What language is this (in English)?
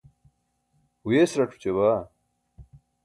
Burushaski